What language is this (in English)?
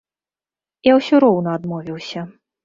Belarusian